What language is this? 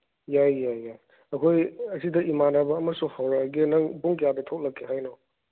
Manipuri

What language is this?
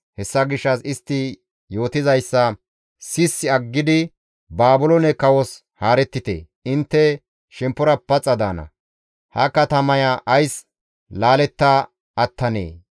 Gamo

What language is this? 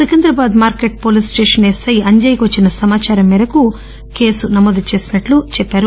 Telugu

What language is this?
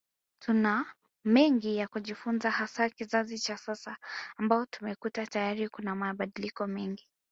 Swahili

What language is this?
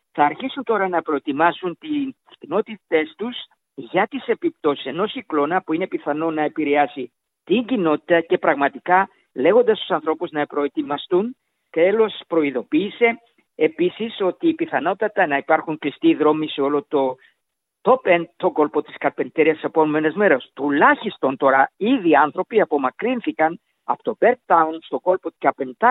Greek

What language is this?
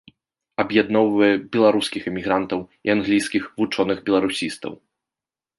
Belarusian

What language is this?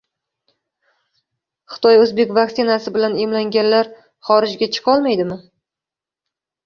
Uzbek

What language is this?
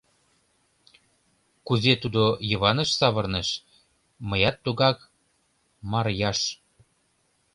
Mari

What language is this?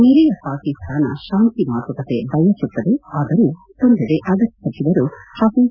Kannada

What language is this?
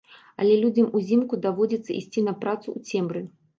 Belarusian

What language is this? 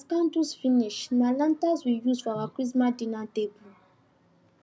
Nigerian Pidgin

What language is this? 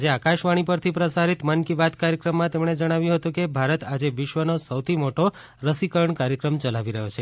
Gujarati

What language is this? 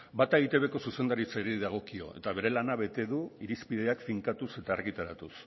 Basque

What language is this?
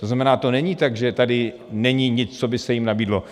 Czech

